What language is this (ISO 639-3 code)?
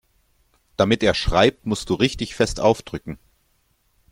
deu